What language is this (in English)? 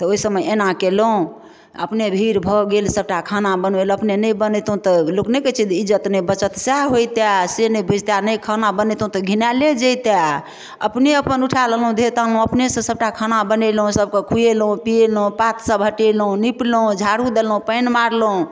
Maithili